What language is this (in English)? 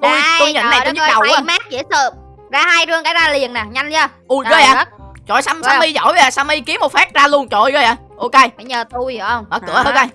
Vietnamese